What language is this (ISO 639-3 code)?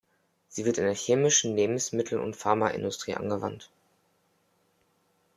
deu